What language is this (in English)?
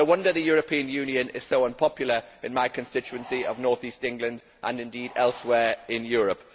English